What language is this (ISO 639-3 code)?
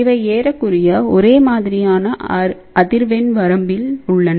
tam